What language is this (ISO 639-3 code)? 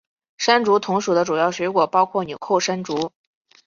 zho